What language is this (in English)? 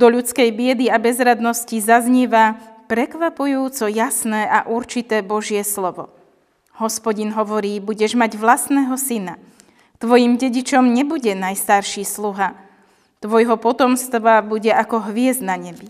Slovak